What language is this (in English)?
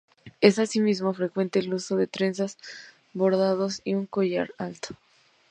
Spanish